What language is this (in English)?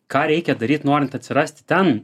Lithuanian